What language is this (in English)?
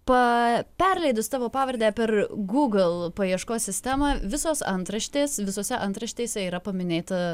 Lithuanian